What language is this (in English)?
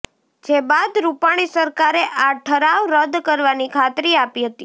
Gujarati